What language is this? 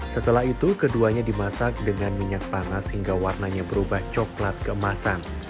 Indonesian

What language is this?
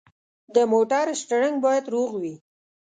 Pashto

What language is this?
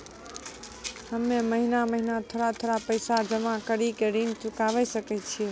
Maithili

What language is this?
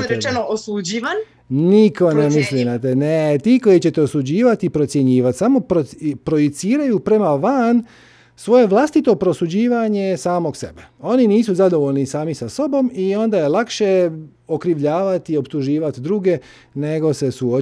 Croatian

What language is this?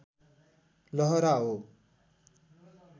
Nepali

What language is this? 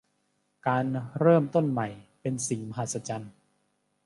Thai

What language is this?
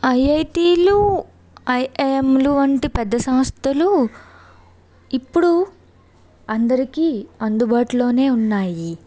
Telugu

